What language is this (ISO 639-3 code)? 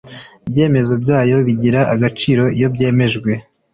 kin